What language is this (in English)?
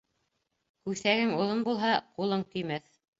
Bashkir